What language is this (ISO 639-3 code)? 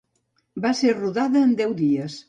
cat